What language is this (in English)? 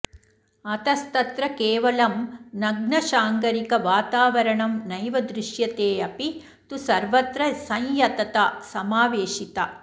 Sanskrit